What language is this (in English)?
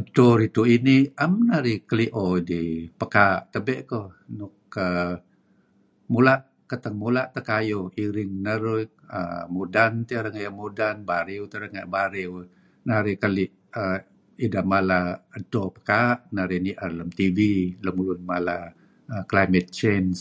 Kelabit